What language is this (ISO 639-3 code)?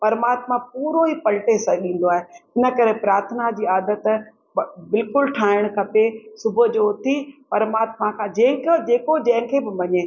snd